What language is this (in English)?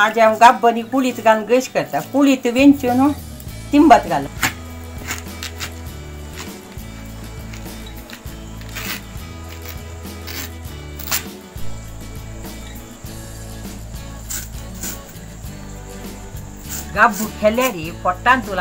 Romanian